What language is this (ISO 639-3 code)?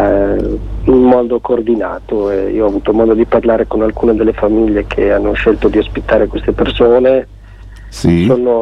ita